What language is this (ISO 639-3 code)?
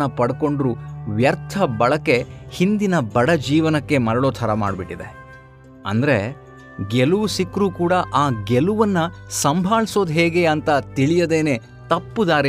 kan